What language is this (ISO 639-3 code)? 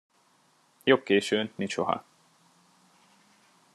hun